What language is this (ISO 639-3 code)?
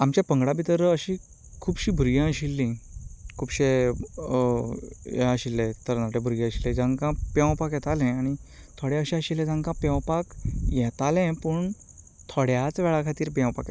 kok